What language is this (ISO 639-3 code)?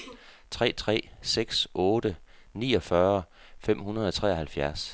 dan